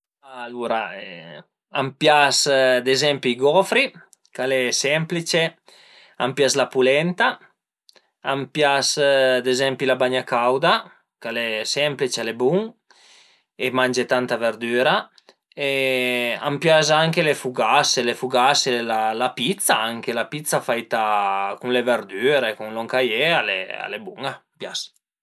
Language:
Piedmontese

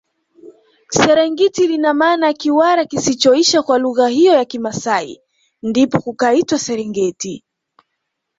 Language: Swahili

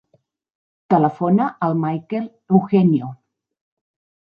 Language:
Catalan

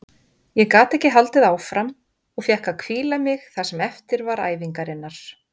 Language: Icelandic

